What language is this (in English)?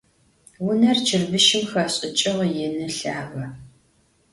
Adyghe